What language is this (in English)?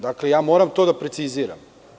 Serbian